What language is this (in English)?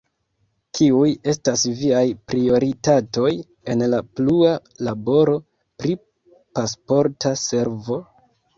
Esperanto